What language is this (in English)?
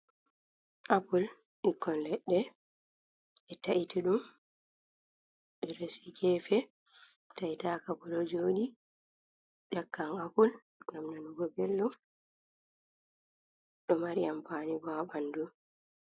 Fula